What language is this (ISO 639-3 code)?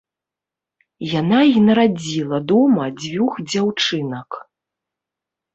bel